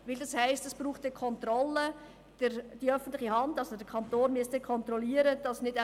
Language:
Swiss German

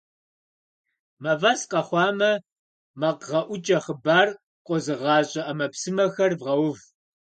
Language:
Kabardian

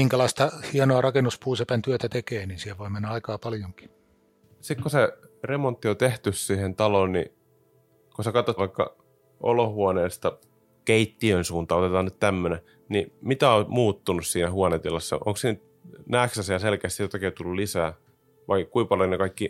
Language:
Finnish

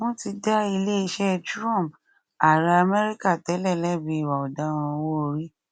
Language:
Yoruba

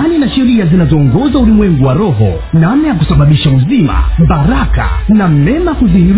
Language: Swahili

